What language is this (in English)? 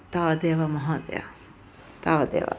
Sanskrit